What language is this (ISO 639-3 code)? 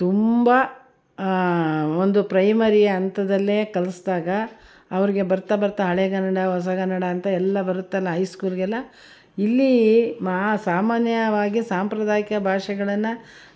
kan